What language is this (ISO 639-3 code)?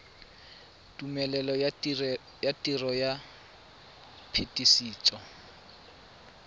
tsn